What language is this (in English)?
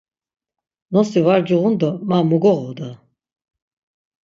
Laz